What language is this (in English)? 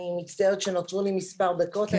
Hebrew